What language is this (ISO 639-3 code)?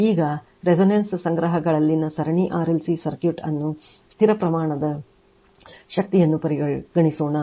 kan